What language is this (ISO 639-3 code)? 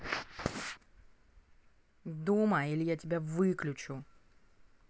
rus